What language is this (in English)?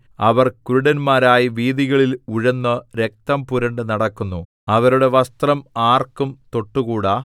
Malayalam